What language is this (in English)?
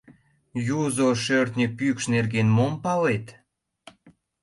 Mari